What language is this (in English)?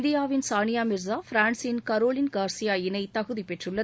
Tamil